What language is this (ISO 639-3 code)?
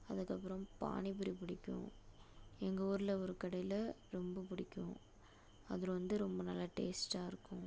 tam